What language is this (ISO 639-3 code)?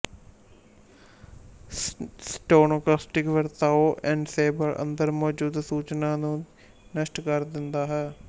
pan